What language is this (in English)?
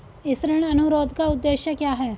Hindi